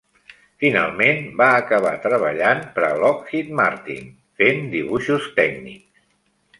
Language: Catalan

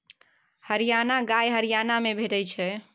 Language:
Maithili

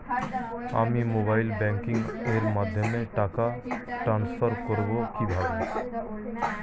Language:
Bangla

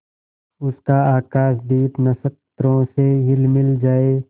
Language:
Hindi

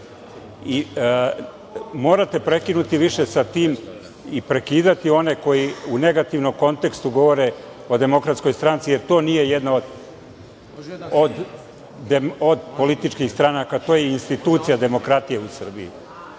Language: Serbian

